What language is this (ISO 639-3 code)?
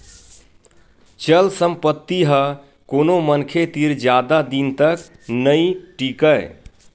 hne